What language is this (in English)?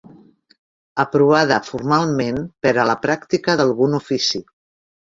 Catalan